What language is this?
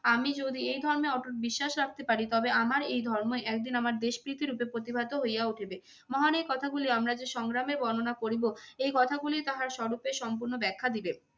Bangla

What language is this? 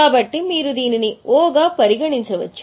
Telugu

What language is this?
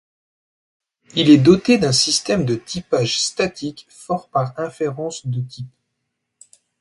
French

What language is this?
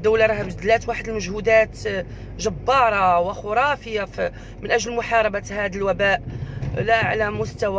Arabic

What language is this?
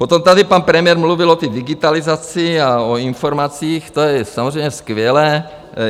Czech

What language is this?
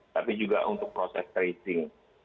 Indonesian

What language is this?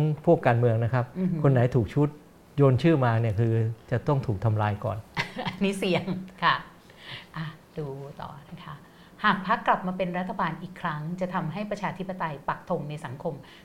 Thai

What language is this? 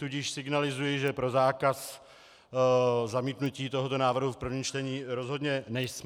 Czech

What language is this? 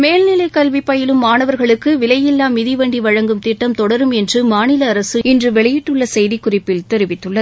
Tamil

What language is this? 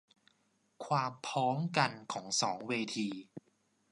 Thai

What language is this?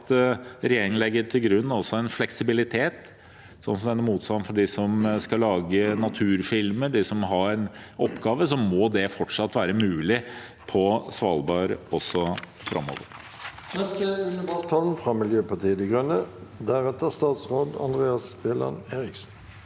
Norwegian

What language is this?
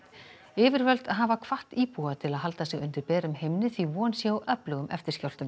Icelandic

